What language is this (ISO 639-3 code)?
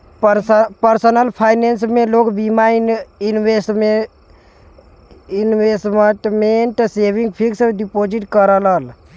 bho